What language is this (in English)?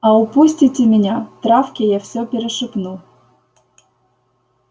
Russian